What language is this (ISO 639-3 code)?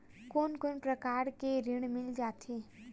hne